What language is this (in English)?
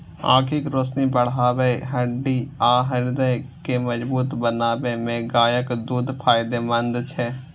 Maithili